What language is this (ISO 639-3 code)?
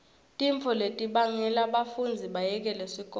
ssw